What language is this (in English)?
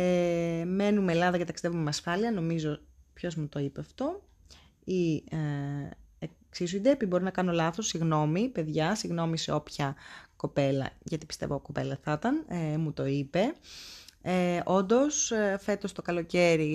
Greek